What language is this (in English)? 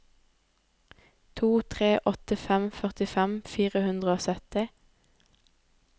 Norwegian